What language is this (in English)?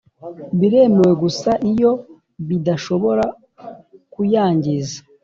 Kinyarwanda